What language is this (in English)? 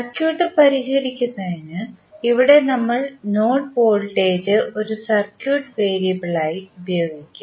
Malayalam